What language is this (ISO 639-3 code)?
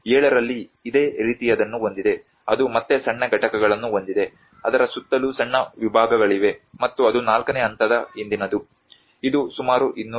kan